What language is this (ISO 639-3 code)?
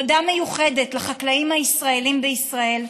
heb